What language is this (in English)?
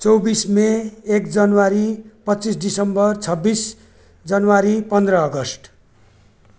Nepali